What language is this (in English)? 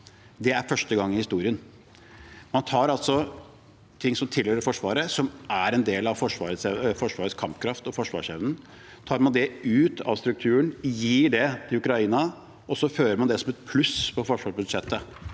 Norwegian